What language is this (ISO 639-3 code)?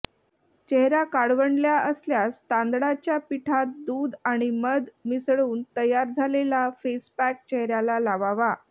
mar